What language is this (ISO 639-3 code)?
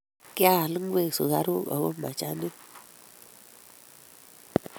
kln